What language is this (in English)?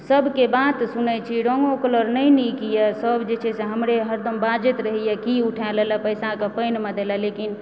Maithili